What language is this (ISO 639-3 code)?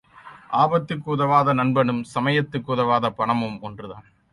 tam